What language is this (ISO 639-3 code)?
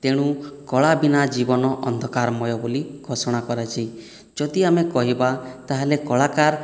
ori